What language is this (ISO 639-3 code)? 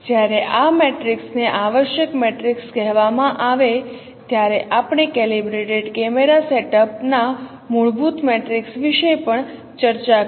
guj